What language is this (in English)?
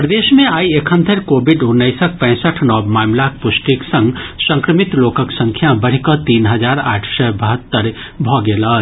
Maithili